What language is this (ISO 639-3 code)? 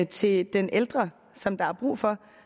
dan